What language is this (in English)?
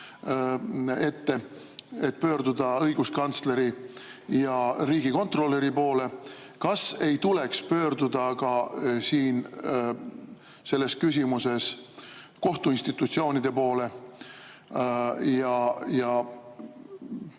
Estonian